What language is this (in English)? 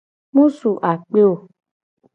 Gen